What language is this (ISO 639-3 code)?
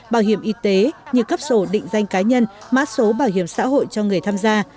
vie